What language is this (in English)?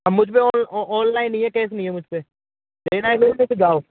Hindi